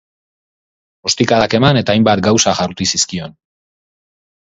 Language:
Basque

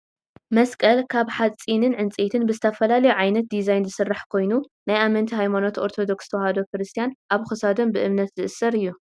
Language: Tigrinya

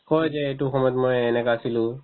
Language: Assamese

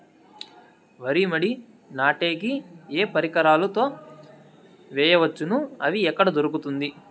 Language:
Telugu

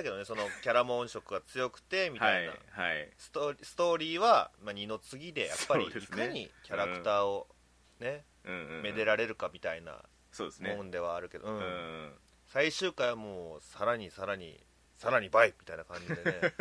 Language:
Japanese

